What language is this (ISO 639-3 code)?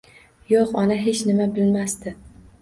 uzb